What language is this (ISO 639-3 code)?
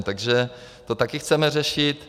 ces